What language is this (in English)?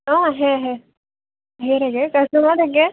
Assamese